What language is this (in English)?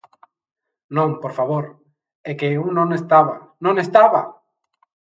Galician